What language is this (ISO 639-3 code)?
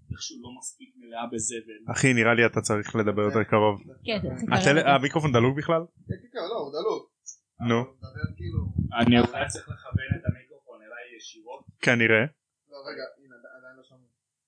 heb